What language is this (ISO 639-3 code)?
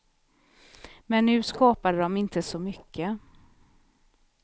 swe